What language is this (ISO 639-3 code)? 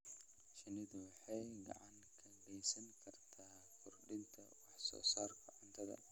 som